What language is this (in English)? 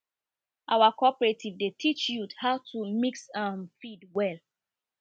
Nigerian Pidgin